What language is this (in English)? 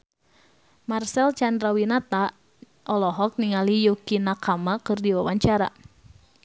Sundanese